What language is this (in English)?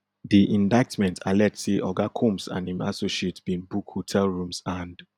Nigerian Pidgin